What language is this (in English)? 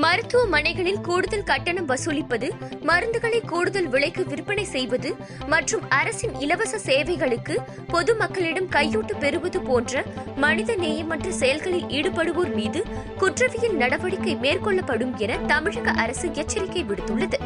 Tamil